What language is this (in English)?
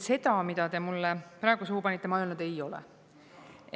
Estonian